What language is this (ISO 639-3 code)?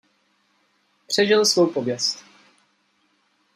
ces